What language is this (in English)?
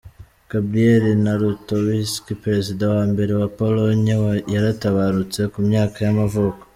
Kinyarwanda